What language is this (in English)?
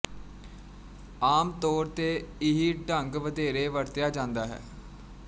Punjabi